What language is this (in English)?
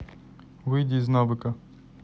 Russian